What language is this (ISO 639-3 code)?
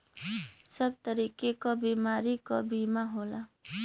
bho